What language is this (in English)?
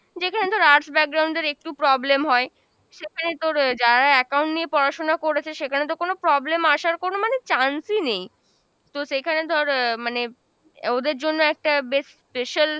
Bangla